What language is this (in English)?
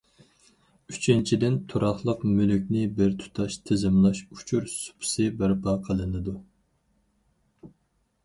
Uyghur